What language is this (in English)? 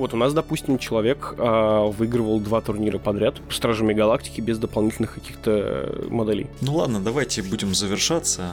Russian